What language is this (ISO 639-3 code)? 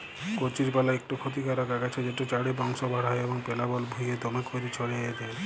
ben